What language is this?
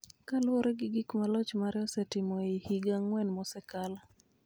Luo (Kenya and Tanzania)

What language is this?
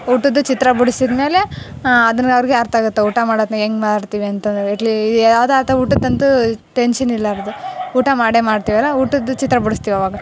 Kannada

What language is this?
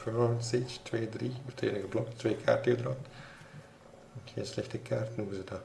Dutch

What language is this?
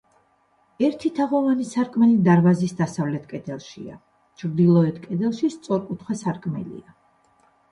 Georgian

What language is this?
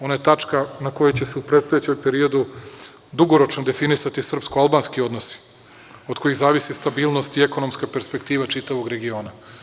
Serbian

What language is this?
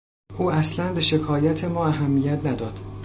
Persian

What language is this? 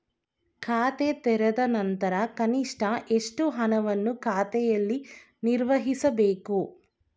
Kannada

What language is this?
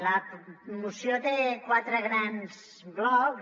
Catalan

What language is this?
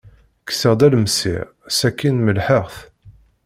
Kabyle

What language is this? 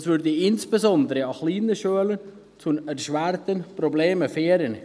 Swiss German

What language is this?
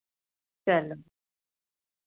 Dogri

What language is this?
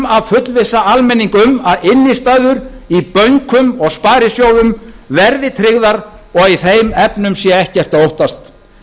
Icelandic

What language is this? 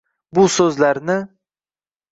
Uzbek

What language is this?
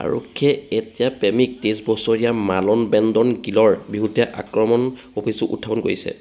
Assamese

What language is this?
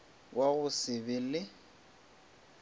Northern Sotho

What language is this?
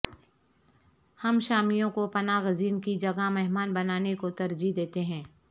Urdu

